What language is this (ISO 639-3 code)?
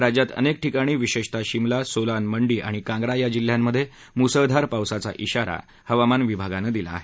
mar